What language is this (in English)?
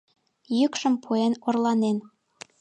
Mari